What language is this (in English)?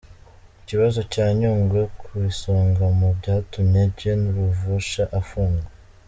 Kinyarwanda